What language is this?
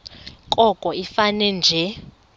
Xhosa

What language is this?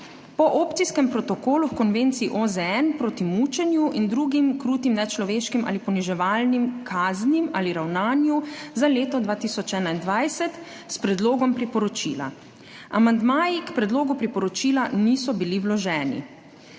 Slovenian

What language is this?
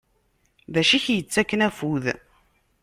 Kabyle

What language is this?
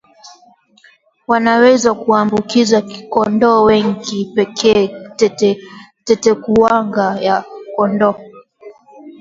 Swahili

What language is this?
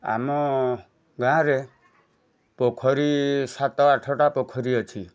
Odia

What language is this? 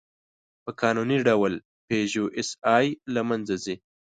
Pashto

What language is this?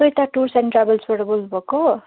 Nepali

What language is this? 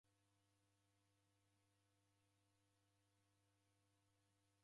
Taita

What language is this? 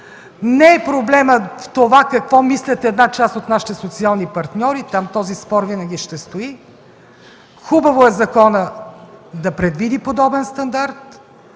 Bulgarian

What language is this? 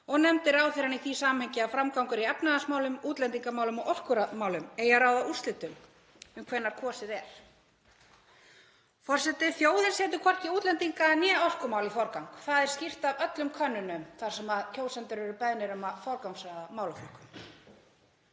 Icelandic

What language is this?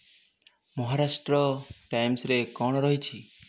Odia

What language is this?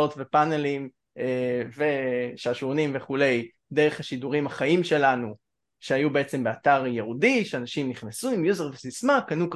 Hebrew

